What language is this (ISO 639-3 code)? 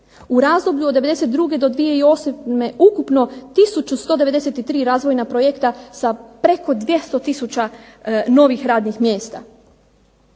hrv